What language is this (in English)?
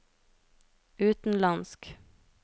Norwegian